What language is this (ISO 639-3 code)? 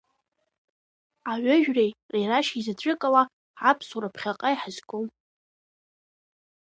abk